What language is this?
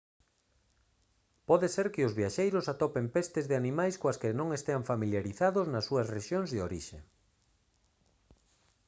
Galician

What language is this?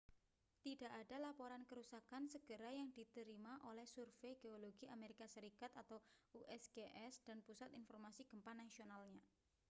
Indonesian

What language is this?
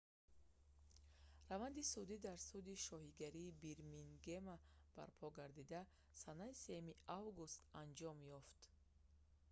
Tajik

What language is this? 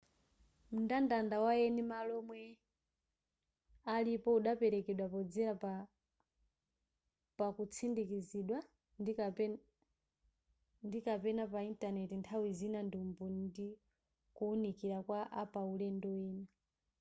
Nyanja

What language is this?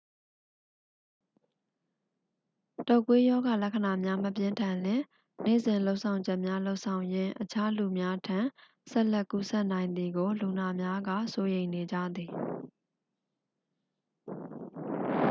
Burmese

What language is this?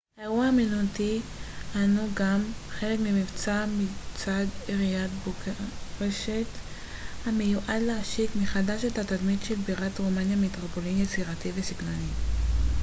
Hebrew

